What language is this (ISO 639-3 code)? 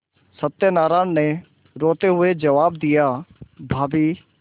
hin